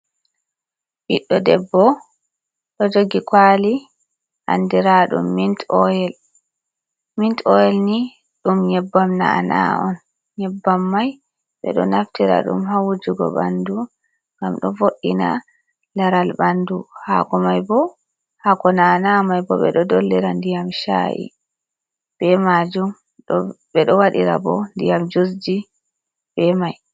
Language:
Fula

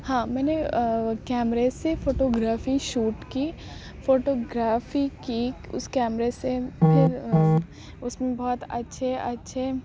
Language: Urdu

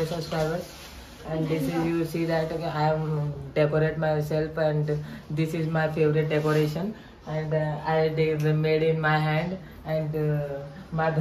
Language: Arabic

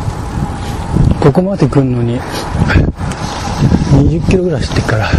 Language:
Japanese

